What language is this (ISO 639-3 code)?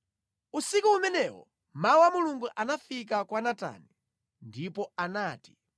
nya